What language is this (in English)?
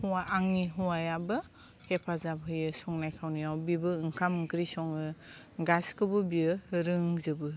Bodo